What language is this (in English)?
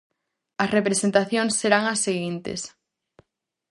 Galician